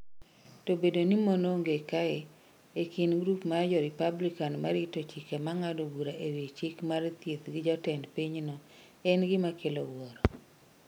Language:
Luo (Kenya and Tanzania)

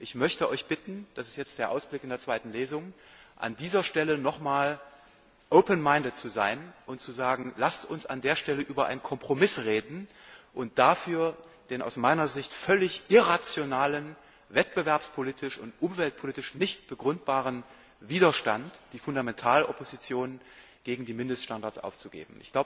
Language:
German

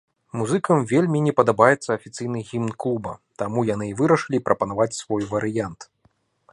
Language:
Belarusian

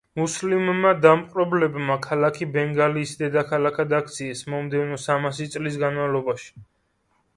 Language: Georgian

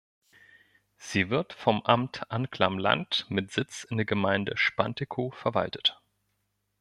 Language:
German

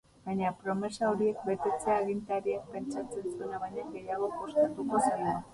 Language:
Basque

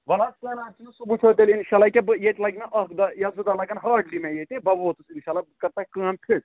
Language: Kashmiri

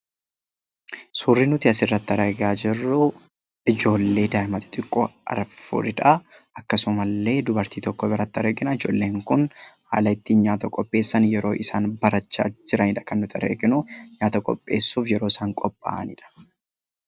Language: Oromo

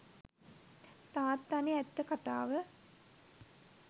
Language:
Sinhala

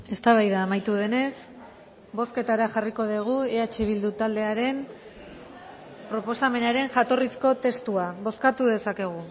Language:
Basque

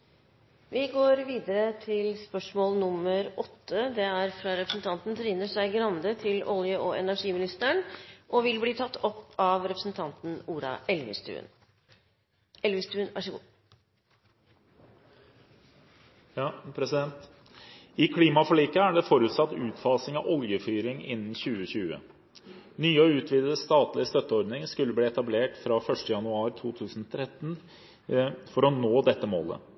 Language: Norwegian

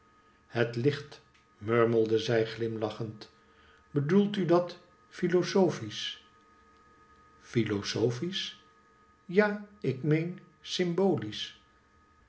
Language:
Dutch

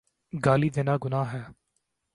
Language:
Urdu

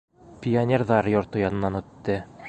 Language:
Bashkir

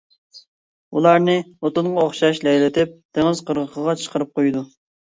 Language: Uyghur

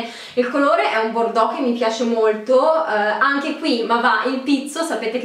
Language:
Italian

